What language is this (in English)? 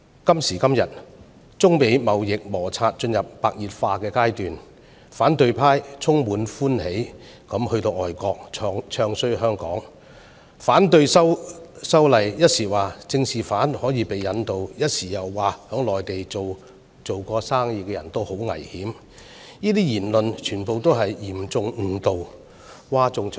Cantonese